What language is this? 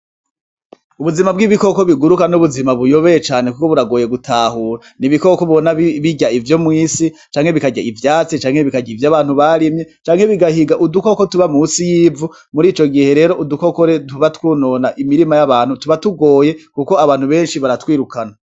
Rundi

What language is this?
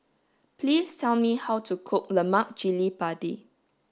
English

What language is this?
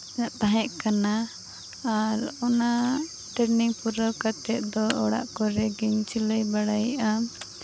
Santali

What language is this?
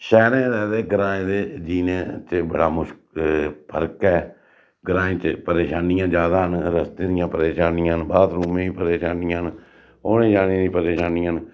Dogri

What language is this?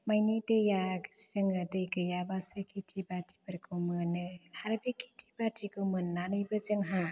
Bodo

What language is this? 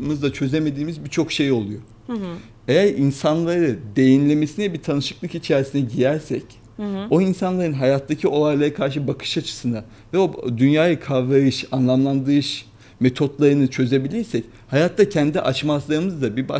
Turkish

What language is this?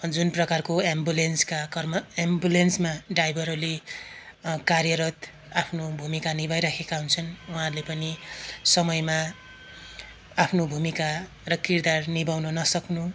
Nepali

